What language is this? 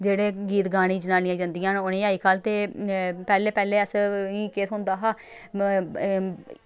Dogri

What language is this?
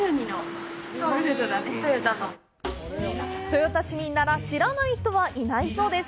Japanese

